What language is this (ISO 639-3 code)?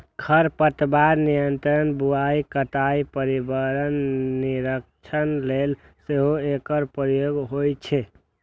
mai